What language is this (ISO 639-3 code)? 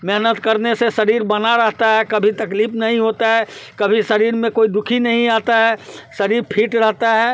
hin